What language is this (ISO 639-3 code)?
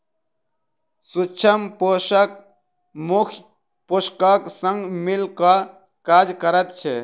mai